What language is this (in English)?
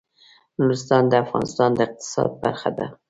Pashto